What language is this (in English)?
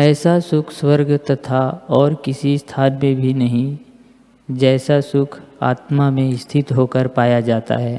Hindi